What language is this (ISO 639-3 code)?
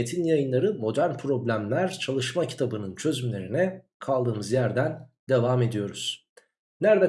tur